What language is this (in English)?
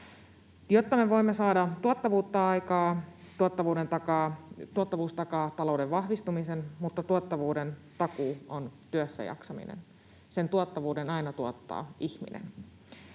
Finnish